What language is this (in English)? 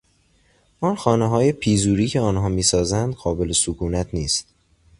Persian